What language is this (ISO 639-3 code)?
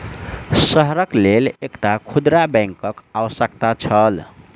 mai